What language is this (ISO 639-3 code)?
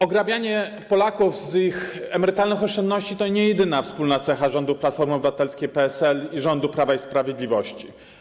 pol